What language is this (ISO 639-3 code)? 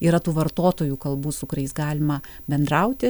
lit